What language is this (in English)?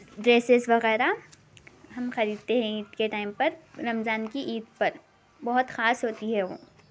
Urdu